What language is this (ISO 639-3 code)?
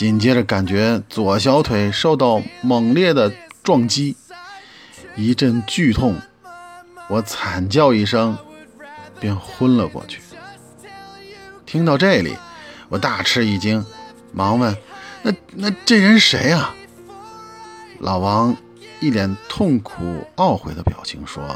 zho